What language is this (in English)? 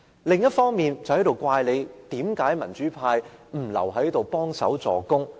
Cantonese